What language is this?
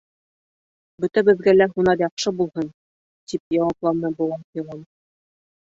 Bashkir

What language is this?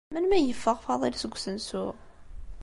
Kabyle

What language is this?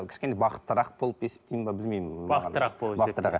Kazakh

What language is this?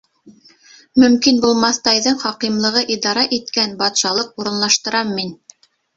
Bashkir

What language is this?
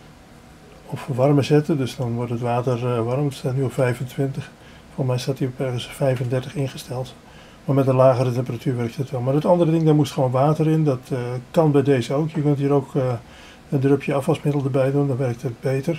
Dutch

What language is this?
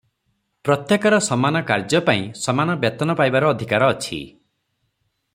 Odia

